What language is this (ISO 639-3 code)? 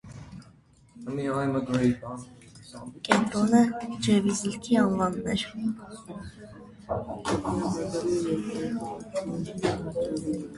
hye